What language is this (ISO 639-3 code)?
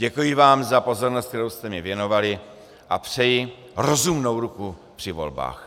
ces